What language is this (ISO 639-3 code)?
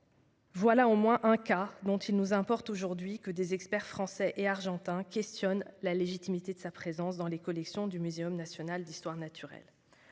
fra